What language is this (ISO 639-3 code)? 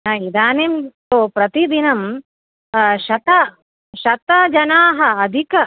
san